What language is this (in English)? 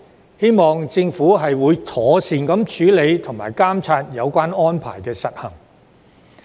Cantonese